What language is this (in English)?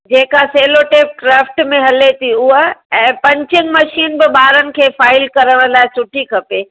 Sindhi